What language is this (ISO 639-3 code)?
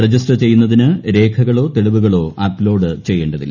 mal